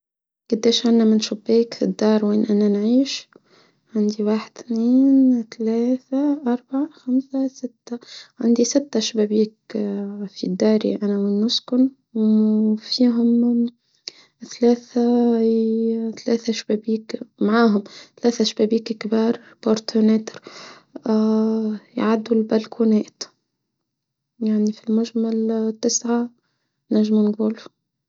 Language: Tunisian Arabic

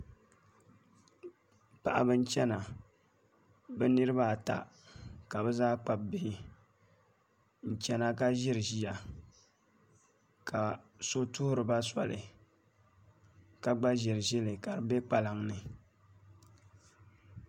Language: Dagbani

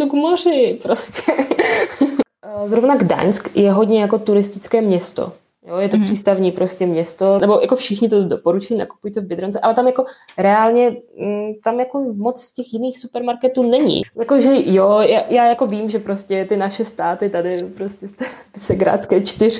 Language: Czech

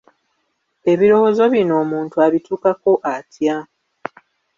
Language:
Ganda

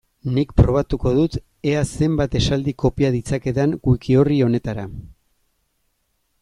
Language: Basque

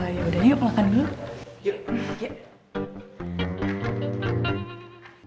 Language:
Indonesian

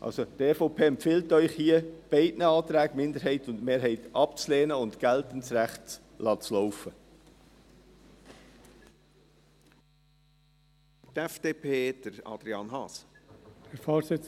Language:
Swiss German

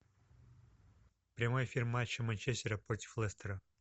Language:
Russian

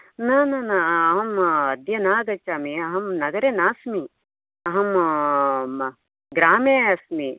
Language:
Sanskrit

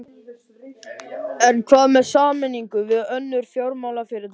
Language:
Icelandic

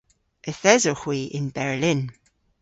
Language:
Cornish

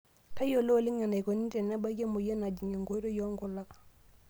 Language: Masai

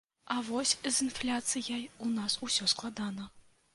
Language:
Belarusian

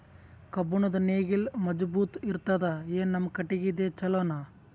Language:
Kannada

